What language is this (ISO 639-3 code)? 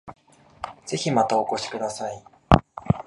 jpn